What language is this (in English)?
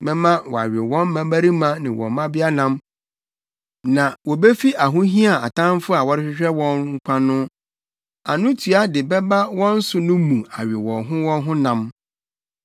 Akan